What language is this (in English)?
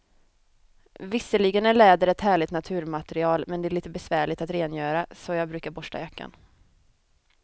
Swedish